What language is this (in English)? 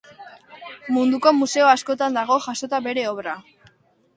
Basque